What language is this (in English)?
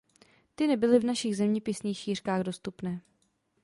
Czech